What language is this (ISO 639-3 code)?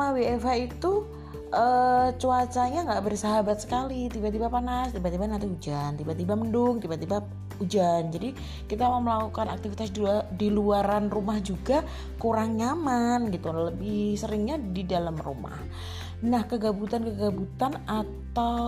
ind